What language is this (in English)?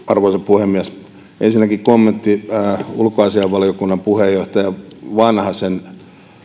Finnish